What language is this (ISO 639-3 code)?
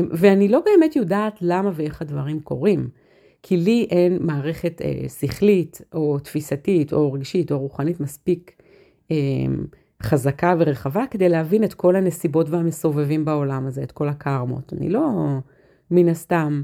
heb